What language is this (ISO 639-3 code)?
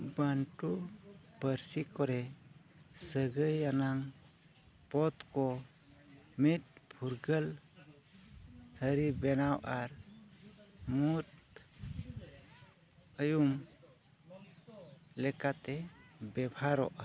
sat